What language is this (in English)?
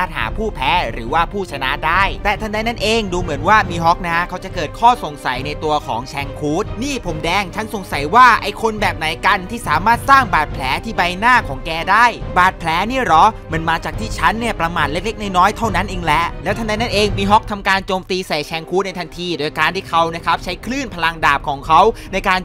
Thai